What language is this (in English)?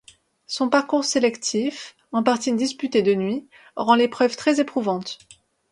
French